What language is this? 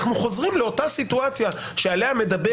Hebrew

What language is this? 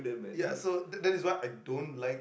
English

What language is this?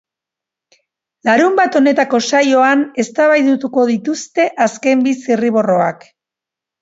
Basque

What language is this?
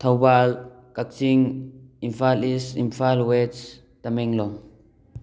Manipuri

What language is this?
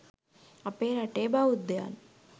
Sinhala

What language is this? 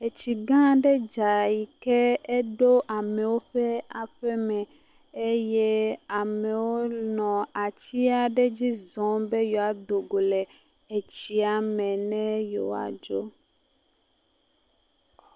Ewe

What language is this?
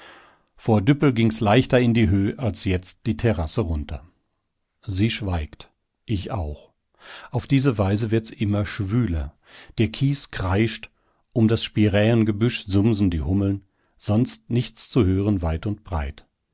German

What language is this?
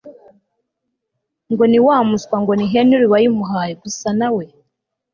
Kinyarwanda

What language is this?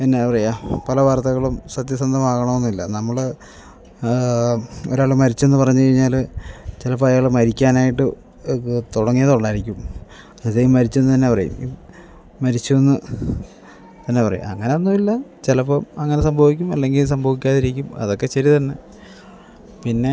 Malayalam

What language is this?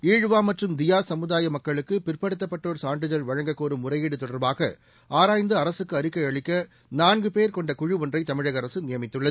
Tamil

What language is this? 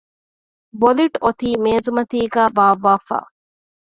Divehi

